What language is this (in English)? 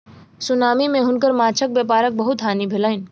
Maithili